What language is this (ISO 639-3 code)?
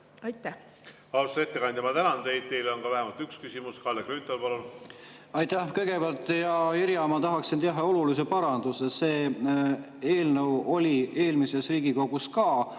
est